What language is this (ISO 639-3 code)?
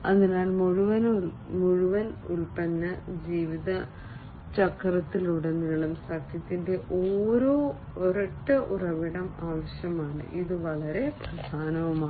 mal